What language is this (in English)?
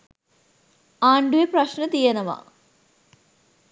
Sinhala